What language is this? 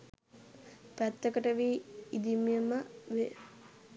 Sinhala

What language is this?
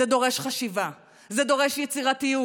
Hebrew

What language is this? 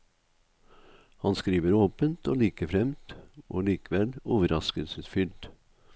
Norwegian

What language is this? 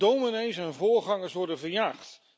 Dutch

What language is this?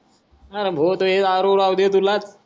Marathi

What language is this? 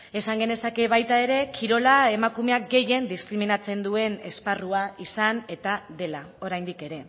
Basque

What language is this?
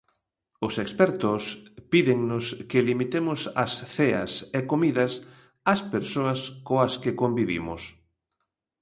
Galician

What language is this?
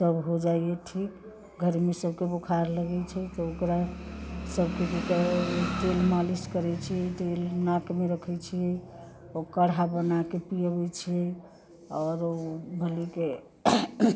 Maithili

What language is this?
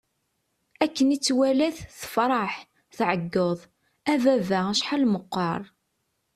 Kabyle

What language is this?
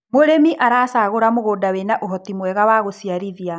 Kikuyu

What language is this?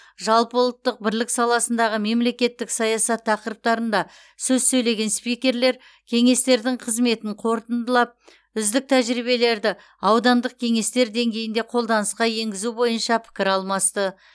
Kazakh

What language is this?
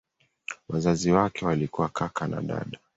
Swahili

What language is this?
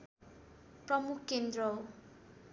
Nepali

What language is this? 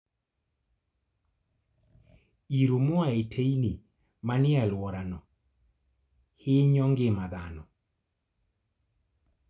Luo (Kenya and Tanzania)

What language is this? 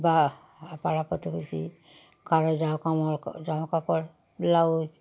Bangla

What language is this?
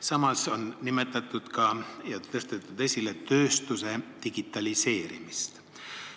Estonian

